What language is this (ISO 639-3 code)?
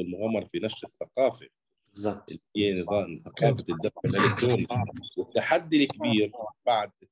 ara